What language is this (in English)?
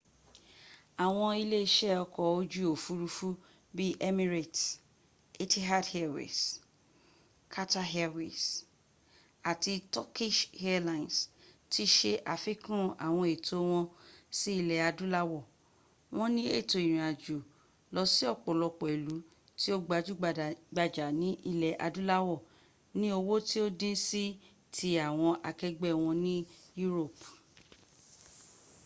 Yoruba